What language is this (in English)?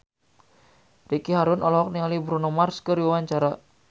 Sundanese